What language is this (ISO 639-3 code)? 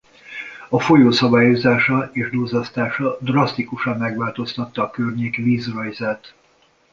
hun